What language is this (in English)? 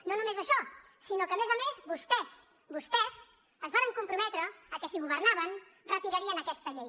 Catalan